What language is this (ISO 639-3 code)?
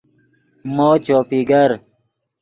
ydg